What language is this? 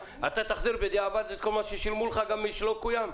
Hebrew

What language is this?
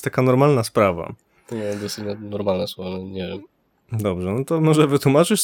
Polish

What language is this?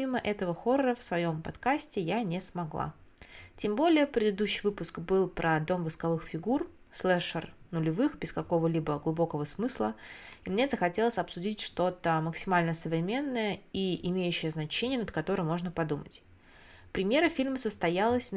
Russian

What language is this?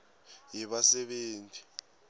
Swati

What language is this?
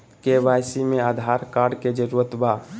Magahi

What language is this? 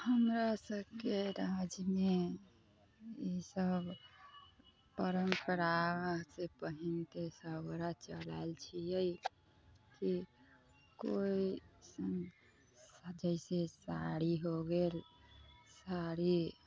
Maithili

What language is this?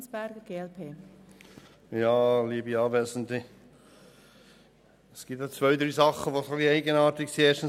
Swiss German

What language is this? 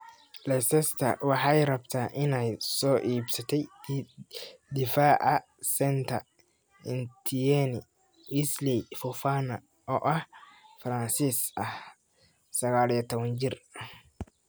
Somali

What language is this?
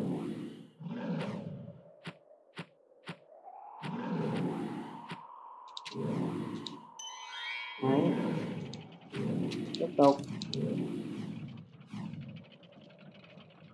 Vietnamese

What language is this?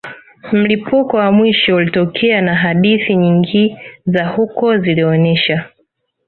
Swahili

